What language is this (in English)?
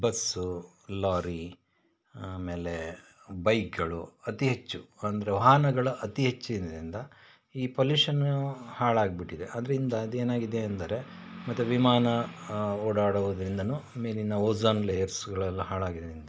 Kannada